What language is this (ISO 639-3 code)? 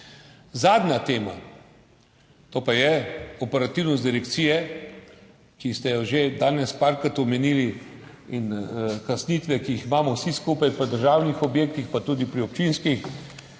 slv